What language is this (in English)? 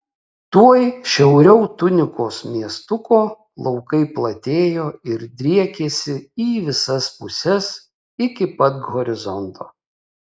Lithuanian